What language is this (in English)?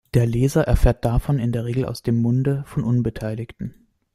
German